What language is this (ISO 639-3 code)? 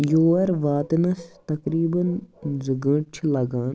kas